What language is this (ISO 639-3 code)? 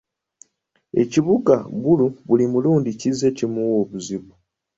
lug